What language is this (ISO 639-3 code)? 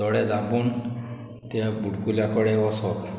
kok